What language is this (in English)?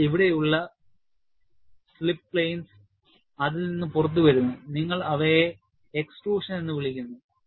Malayalam